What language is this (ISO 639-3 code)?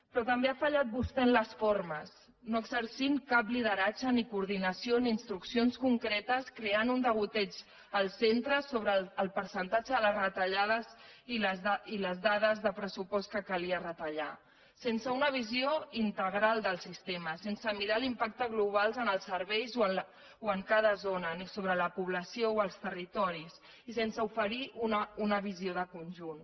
cat